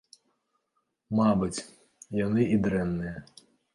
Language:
Belarusian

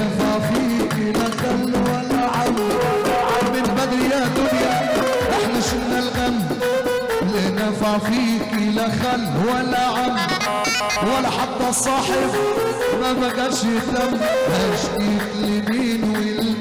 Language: Arabic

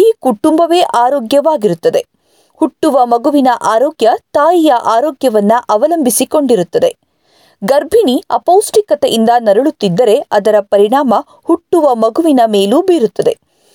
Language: Kannada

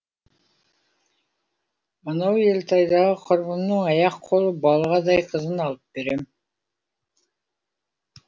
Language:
Kazakh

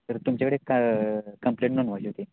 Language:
Marathi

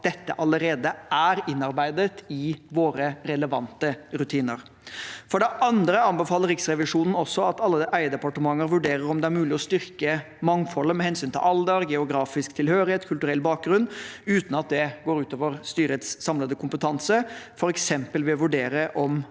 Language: Norwegian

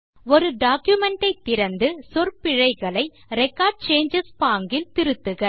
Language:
Tamil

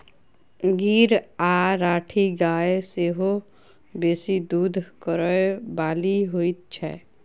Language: Maithili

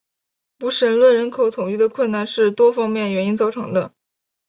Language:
Chinese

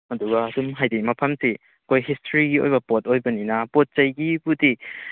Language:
Manipuri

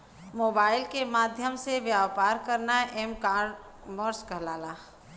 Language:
Bhojpuri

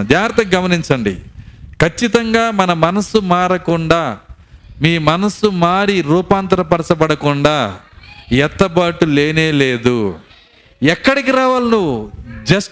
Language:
Telugu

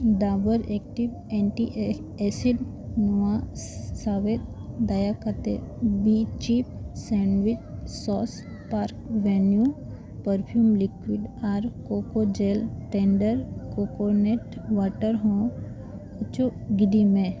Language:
Santali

